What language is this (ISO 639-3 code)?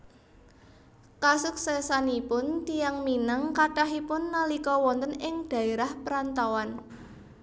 jav